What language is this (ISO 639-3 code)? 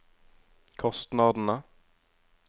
nor